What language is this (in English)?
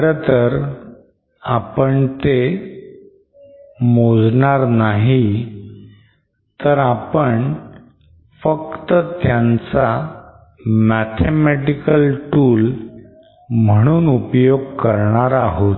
Marathi